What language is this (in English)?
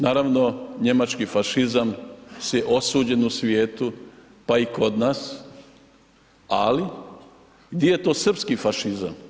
Croatian